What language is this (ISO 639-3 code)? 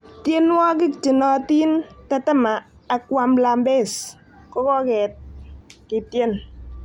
kln